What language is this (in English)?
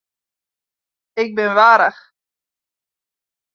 Western Frisian